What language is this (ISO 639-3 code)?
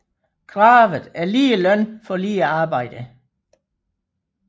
dan